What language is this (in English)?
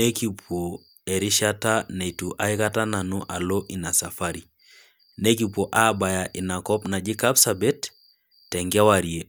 Masai